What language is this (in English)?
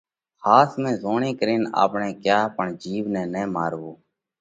Parkari Koli